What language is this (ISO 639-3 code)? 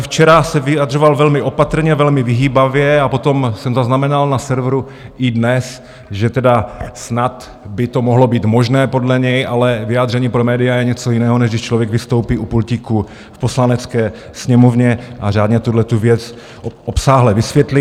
ces